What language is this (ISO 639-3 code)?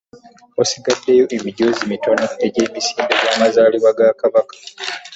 lug